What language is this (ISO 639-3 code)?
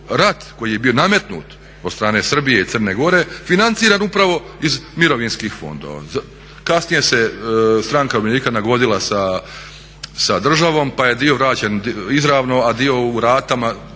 hrv